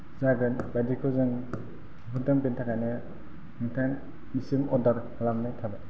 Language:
Bodo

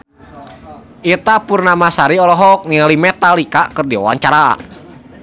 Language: Sundanese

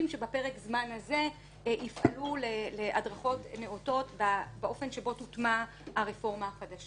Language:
Hebrew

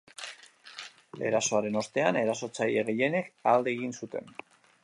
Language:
Basque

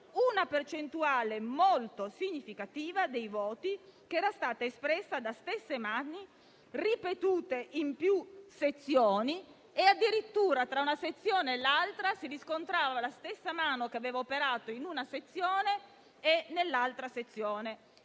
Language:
Italian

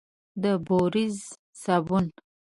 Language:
Pashto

